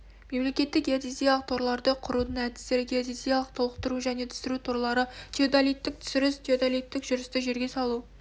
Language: Kazakh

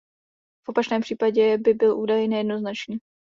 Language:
Czech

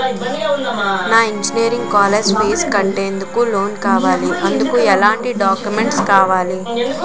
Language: Telugu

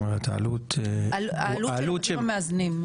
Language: Hebrew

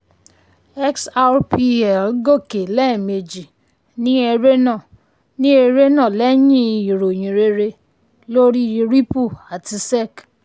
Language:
Yoruba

